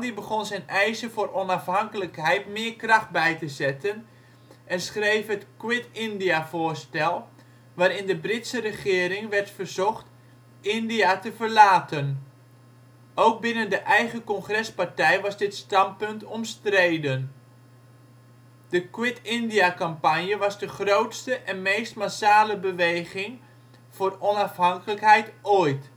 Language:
Dutch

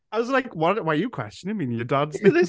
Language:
English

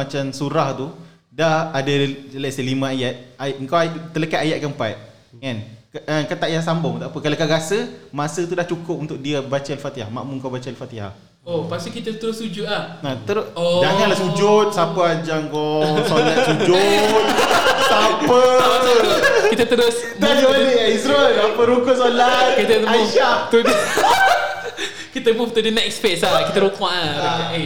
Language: Malay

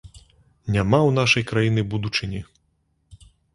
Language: Belarusian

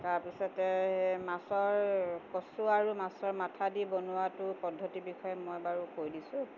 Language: Assamese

